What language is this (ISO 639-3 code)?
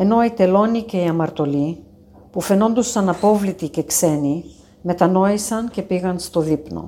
ell